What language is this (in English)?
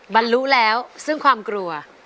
Thai